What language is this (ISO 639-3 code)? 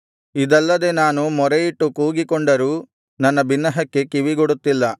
kan